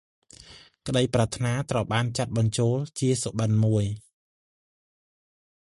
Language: Khmer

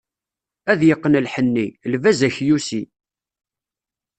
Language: Kabyle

